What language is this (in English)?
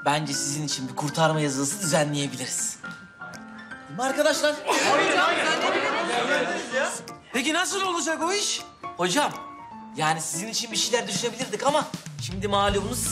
Turkish